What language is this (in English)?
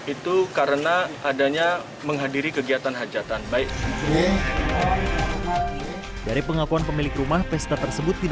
Indonesian